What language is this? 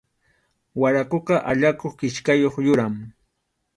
Arequipa-La Unión Quechua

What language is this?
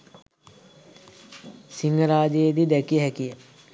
Sinhala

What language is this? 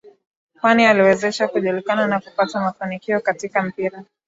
Swahili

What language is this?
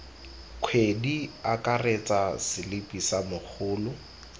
Tswana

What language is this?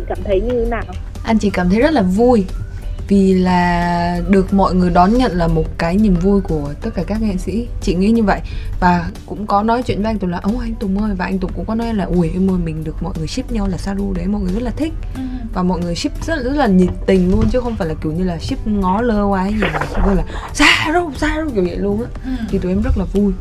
Vietnamese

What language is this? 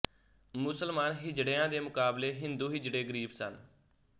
Punjabi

